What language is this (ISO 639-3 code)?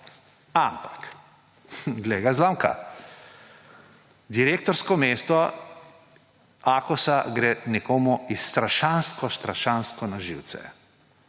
slv